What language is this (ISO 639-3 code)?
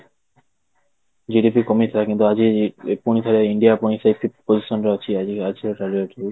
ori